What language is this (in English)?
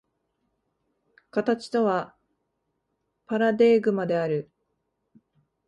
Japanese